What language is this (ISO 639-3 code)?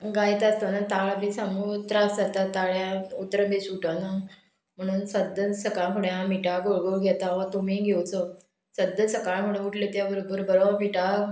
kok